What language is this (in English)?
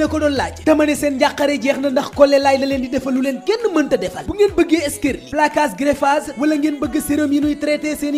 French